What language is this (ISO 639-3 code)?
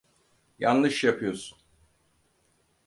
tur